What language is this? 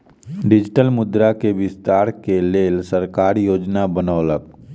Maithili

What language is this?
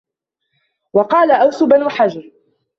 Arabic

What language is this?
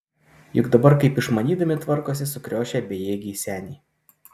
Lithuanian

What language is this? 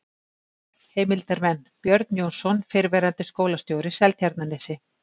Icelandic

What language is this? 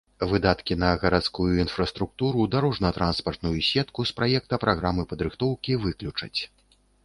Belarusian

